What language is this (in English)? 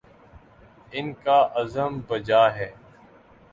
Urdu